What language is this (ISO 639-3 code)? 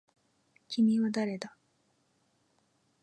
jpn